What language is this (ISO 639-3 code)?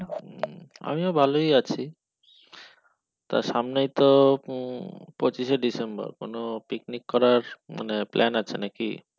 ben